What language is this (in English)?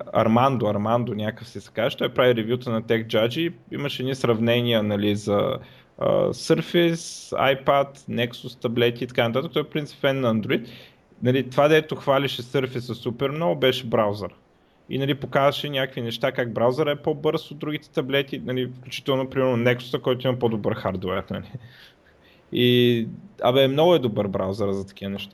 Bulgarian